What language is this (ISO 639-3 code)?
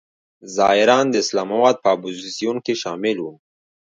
pus